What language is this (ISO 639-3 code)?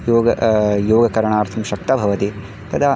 san